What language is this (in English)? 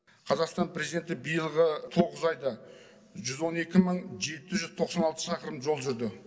Kazakh